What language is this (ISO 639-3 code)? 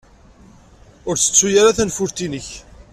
kab